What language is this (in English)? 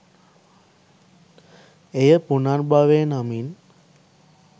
Sinhala